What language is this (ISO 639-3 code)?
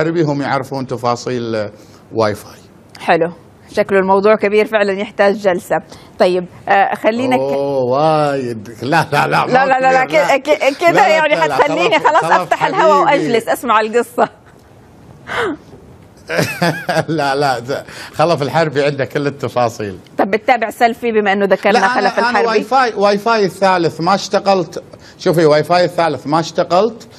ara